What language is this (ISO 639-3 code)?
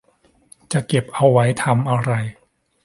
tha